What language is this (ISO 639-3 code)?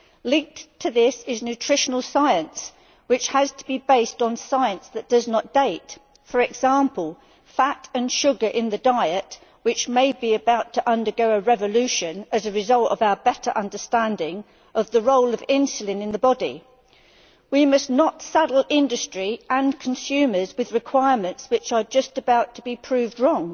eng